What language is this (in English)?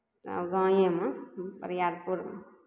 Maithili